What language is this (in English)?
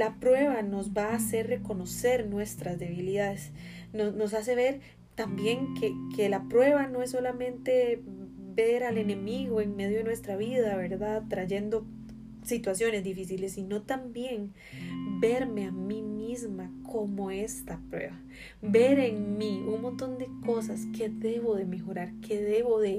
Spanish